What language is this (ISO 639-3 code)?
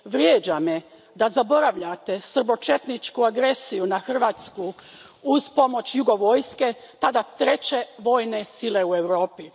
hrv